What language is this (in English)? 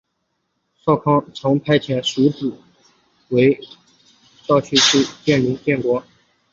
Chinese